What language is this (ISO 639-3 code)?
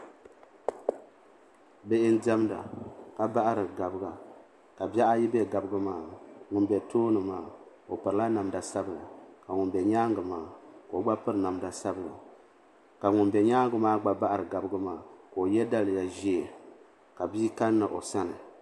dag